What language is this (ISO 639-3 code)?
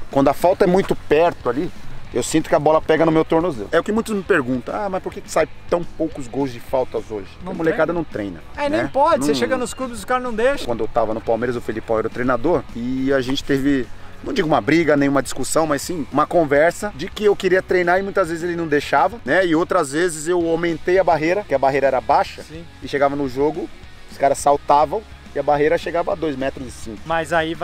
por